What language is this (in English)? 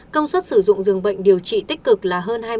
Vietnamese